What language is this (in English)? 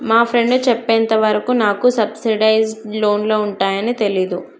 Telugu